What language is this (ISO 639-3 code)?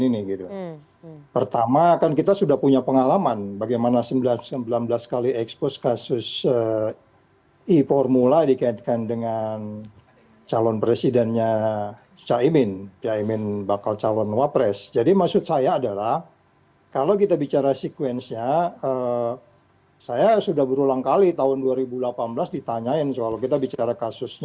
ind